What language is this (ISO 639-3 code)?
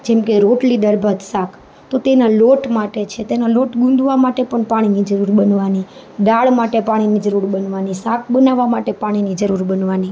guj